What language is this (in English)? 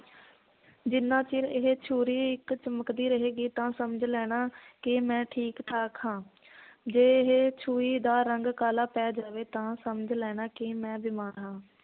Punjabi